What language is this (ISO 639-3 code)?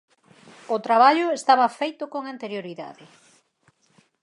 glg